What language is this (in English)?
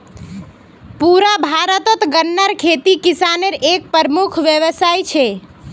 Magahi